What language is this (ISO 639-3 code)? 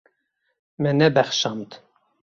kur